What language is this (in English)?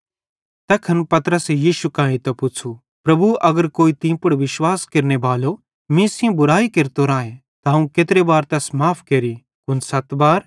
Bhadrawahi